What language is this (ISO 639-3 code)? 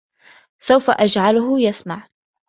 ara